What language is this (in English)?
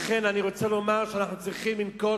Hebrew